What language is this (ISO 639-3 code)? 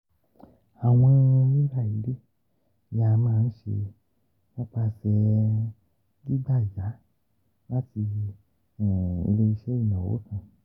yor